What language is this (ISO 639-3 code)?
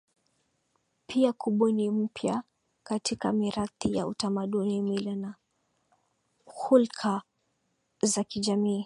swa